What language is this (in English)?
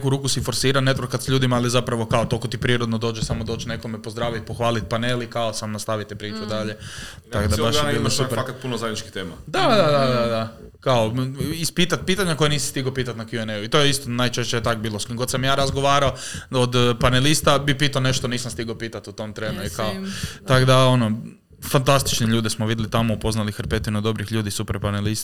Croatian